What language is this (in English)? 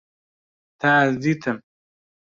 Kurdish